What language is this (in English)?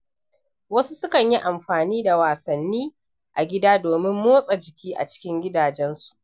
Hausa